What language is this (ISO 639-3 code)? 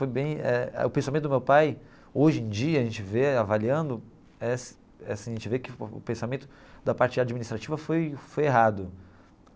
por